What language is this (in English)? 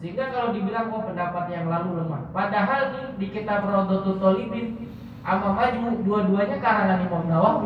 Indonesian